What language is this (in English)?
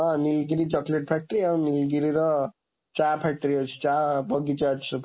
Odia